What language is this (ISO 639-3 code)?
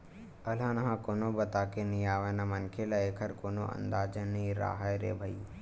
hne